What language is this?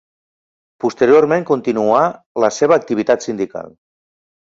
Catalan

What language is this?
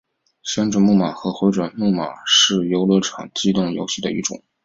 Chinese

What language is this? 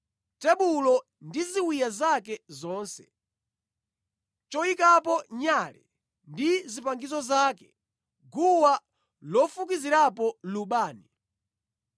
Nyanja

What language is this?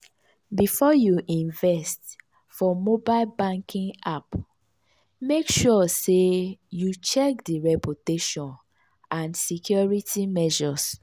Nigerian Pidgin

